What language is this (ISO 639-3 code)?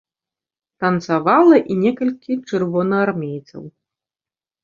bel